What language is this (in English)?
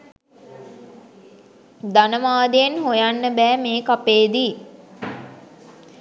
Sinhala